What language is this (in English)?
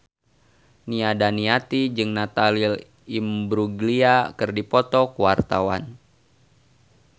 Sundanese